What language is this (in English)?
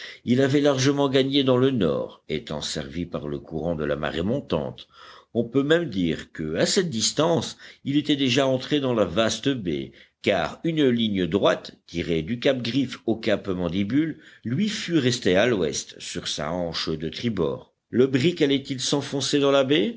French